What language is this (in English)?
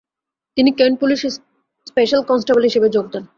Bangla